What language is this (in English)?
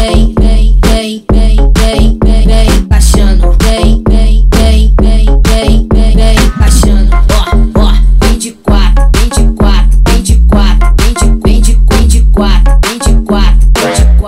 Romanian